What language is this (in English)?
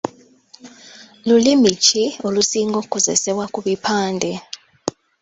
Ganda